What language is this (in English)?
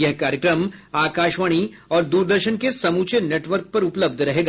Hindi